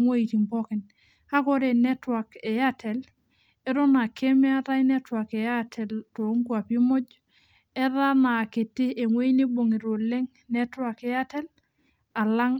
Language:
Masai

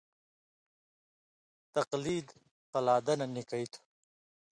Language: Indus Kohistani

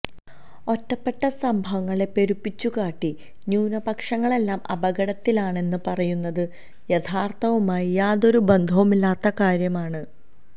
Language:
Malayalam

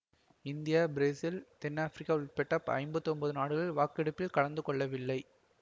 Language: Tamil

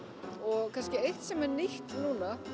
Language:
Icelandic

